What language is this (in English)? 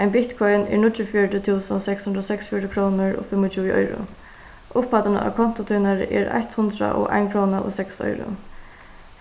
Faroese